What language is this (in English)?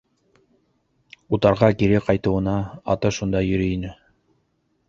Bashkir